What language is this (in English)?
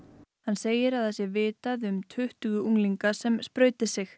Icelandic